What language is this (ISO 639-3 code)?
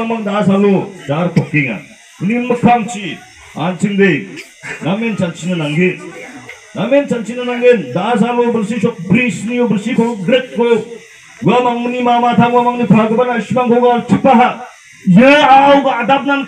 kor